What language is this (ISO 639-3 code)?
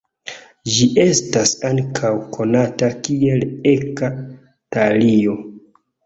epo